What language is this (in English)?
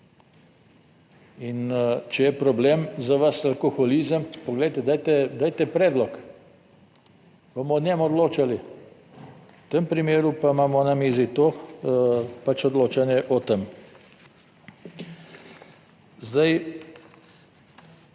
Slovenian